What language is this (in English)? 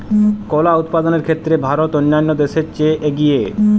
Bangla